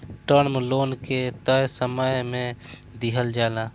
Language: Bhojpuri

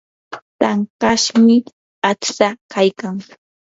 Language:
Yanahuanca Pasco Quechua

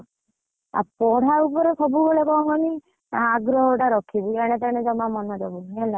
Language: Odia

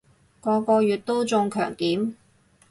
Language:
Cantonese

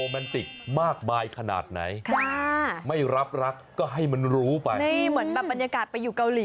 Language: Thai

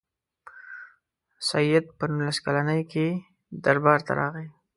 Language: Pashto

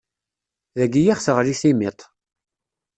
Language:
Kabyle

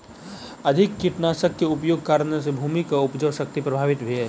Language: Maithili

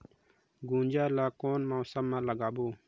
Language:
Chhattisgarhi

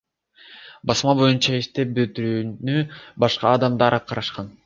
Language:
Kyrgyz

